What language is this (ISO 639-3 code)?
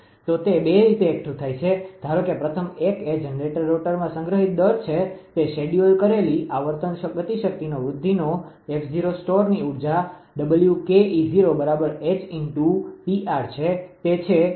guj